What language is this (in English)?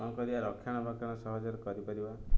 Odia